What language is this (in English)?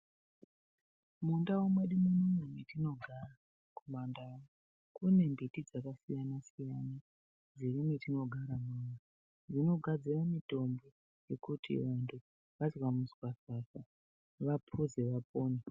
Ndau